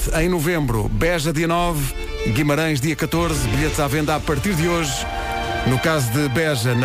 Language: Portuguese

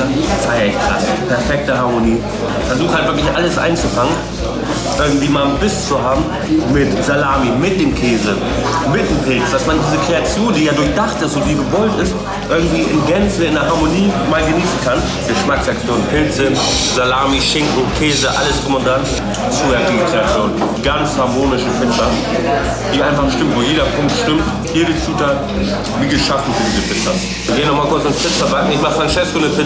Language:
German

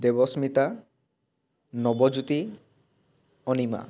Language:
Assamese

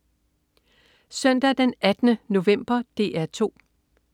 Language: Danish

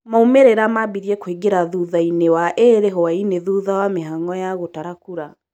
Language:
Kikuyu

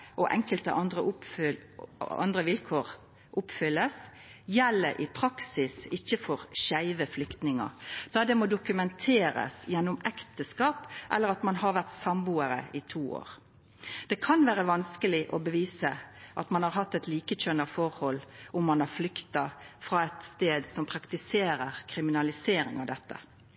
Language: Norwegian Nynorsk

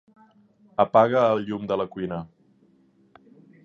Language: Catalan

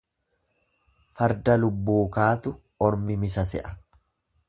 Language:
Oromo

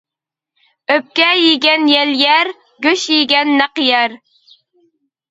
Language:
Uyghur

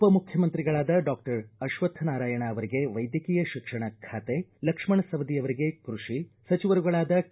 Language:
Kannada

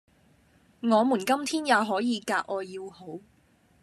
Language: Cantonese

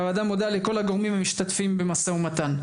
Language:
Hebrew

